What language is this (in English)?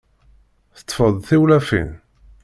Kabyle